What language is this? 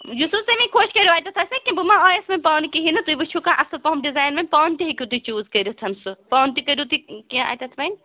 Kashmiri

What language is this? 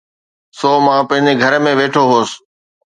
Sindhi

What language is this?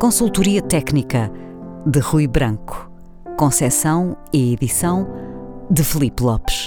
Portuguese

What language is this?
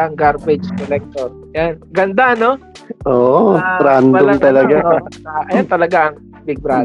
Filipino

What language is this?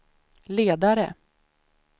Swedish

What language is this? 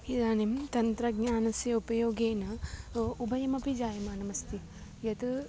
Sanskrit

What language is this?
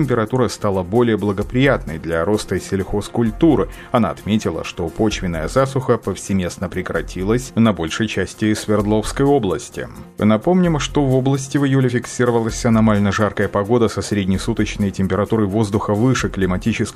Russian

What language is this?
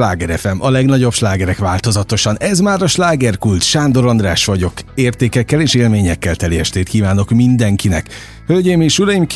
Hungarian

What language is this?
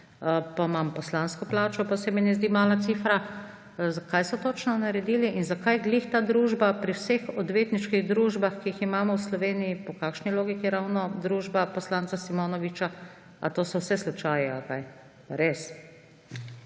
Slovenian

